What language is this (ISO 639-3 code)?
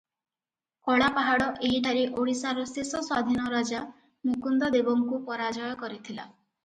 ori